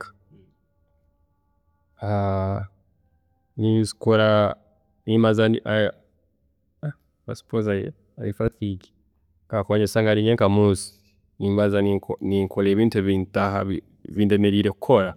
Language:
Tooro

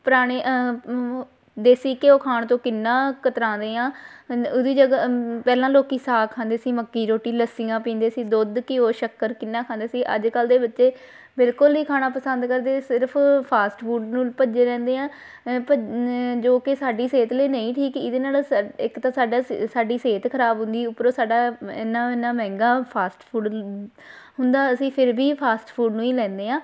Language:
Punjabi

